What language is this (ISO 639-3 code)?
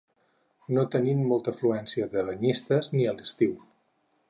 cat